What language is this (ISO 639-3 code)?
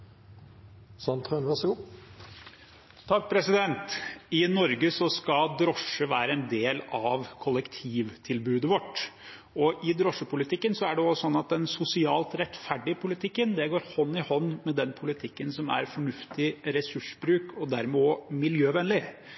nob